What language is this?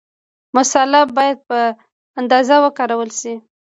Pashto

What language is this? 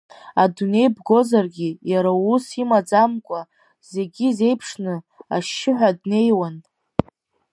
Abkhazian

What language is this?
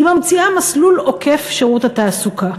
Hebrew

